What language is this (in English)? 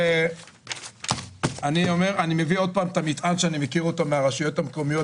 Hebrew